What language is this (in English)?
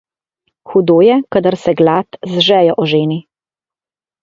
Slovenian